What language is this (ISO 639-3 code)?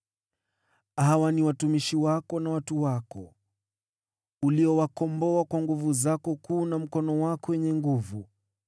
swa